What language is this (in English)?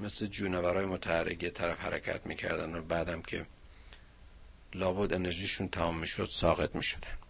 Persian